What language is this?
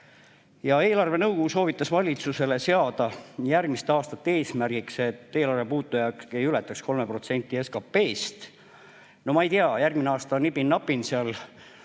Estonian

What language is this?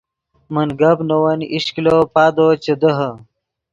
Yidgha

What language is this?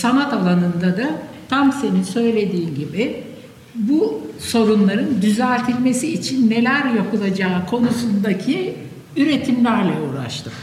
Turkish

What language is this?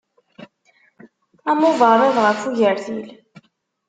Kabyle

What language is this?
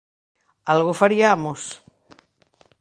Galician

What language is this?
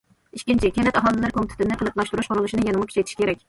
Uyghur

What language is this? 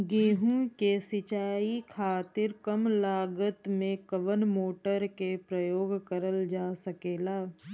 Bhojpuri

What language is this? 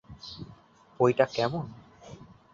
Bangla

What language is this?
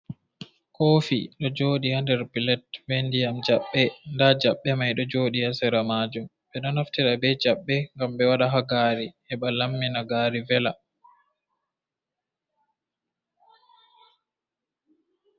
Fula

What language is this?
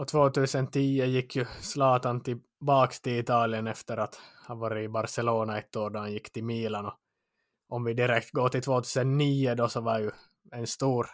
Swedish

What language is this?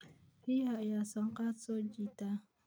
Somali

